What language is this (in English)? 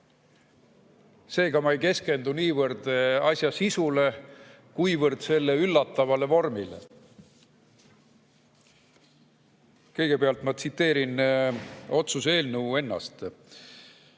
Estonian